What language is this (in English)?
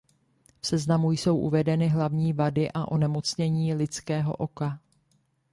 Czech